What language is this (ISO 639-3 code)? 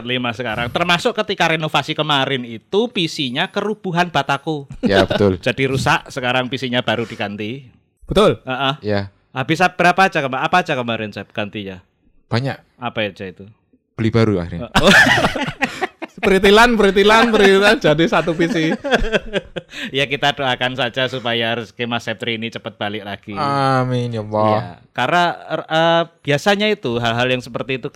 ind